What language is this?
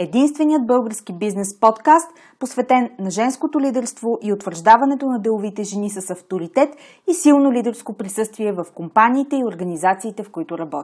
Bulgarian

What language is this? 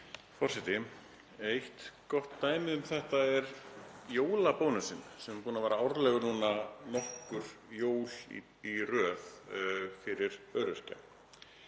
Icelandic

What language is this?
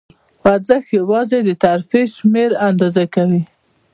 Pashto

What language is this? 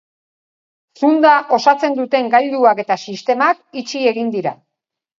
Basque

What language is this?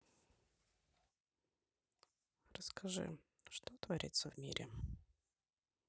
Russian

